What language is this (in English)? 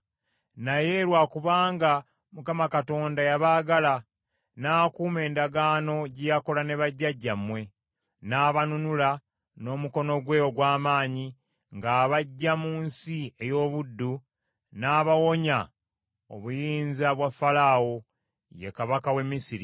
Ganda